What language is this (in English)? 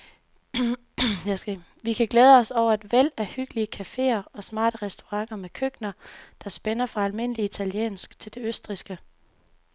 Danish